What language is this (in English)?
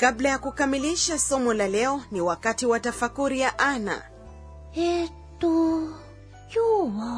Swahili